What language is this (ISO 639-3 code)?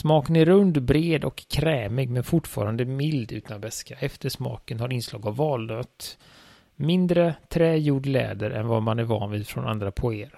swe